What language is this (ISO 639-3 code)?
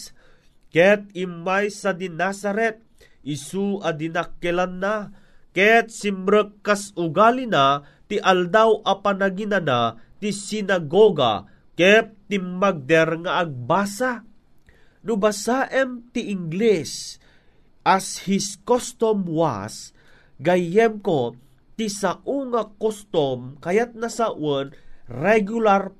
fil